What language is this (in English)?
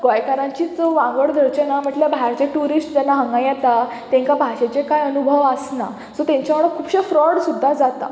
Konkani